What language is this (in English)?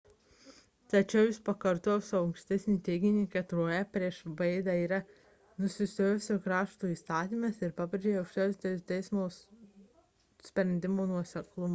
Lithuanian